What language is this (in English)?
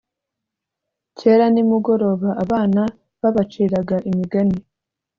Kinyarwanda